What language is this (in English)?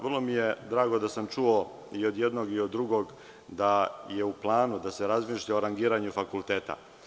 Serbian